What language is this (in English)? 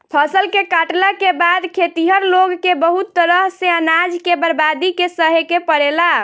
Bhojpuri